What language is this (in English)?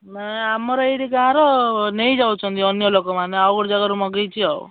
Odia